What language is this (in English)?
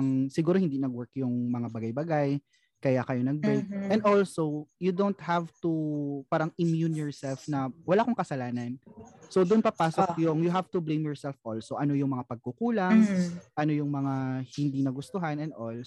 Filipino